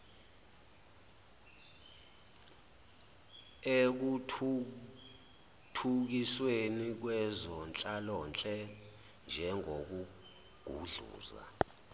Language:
Zulu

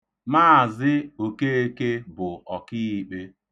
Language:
Igbo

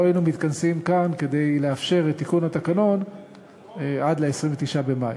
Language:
Hebrew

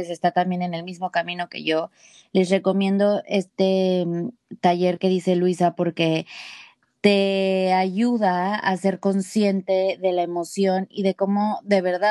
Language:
Spanish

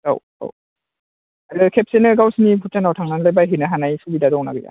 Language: Bodo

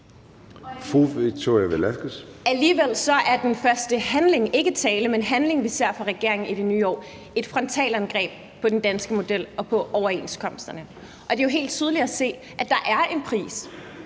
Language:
Danish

